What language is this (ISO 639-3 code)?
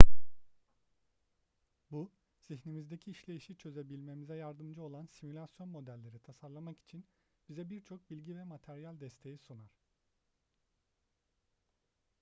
tur